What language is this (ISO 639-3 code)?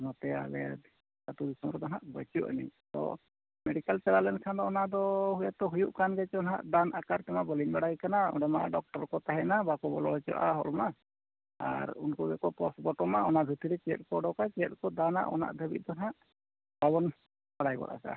sat